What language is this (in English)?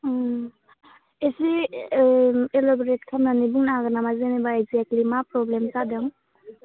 Bodo